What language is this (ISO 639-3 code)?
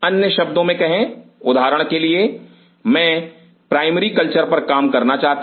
hin